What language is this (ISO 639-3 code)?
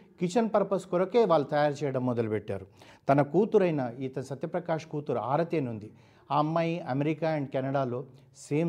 tel